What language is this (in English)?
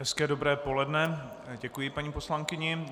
Czech